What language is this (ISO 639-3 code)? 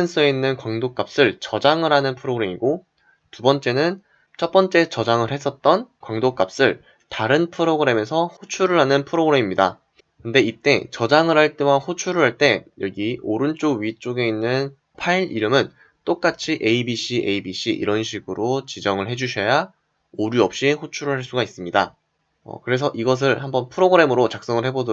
kor